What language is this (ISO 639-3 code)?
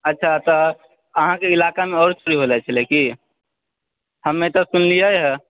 mai